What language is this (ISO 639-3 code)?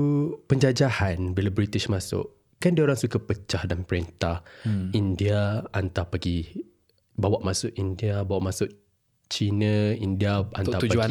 msa